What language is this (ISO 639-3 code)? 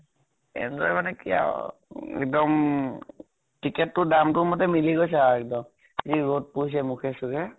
asm